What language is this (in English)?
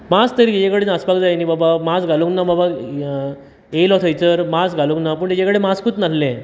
Konkani